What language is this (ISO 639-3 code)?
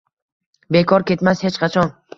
uzb